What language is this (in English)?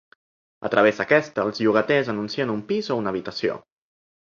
Catalan